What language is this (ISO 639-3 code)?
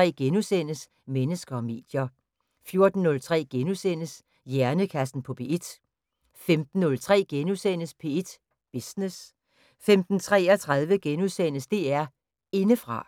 dan